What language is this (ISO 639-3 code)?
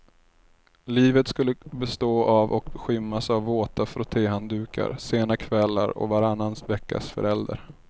swe